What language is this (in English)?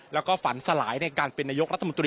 Thai